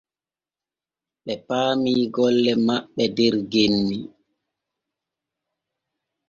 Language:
Borgu Fulfulde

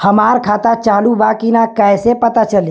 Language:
Bhojpuri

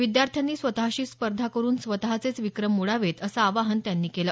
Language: Marathi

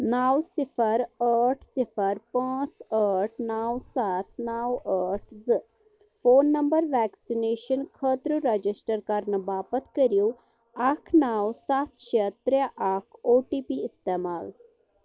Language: Kashmiri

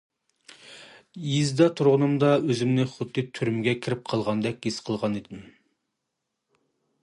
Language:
Uyghur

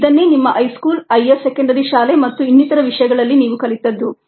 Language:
Kannada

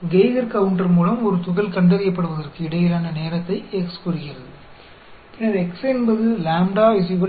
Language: Tamil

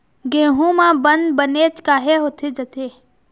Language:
Chhattisgarhi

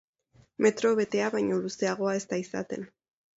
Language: Basque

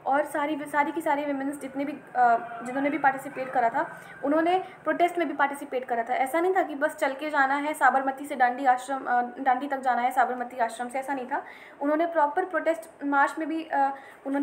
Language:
Hindi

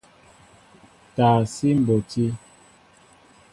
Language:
Mbo (Cameroon)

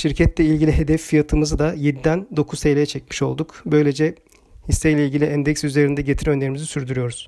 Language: Turkish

